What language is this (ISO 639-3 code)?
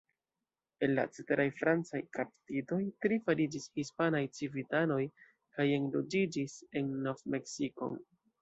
epo